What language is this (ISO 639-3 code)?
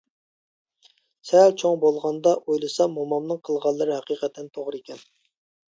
uig